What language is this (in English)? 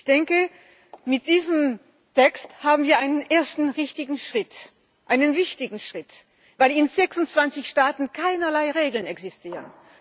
German